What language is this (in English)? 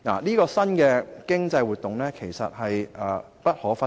Cantonese